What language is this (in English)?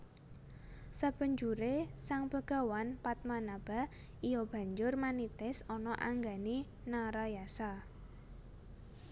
Javanese